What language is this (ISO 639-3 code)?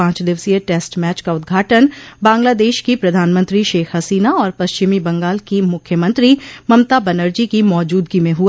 hin